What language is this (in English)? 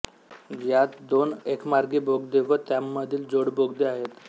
Marathi